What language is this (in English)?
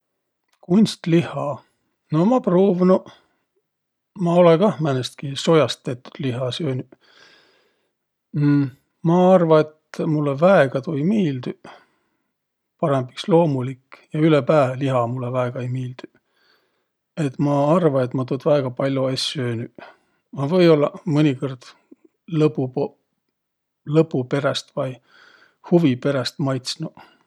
Võro